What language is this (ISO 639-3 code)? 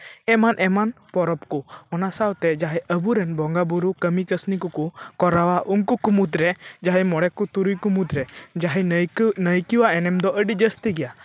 sat